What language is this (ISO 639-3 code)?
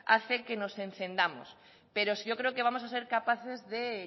spa